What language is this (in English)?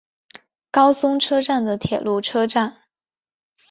Chinese